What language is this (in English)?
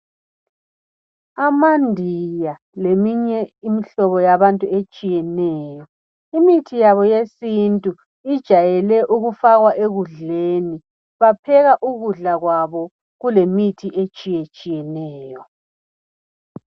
North Ndebele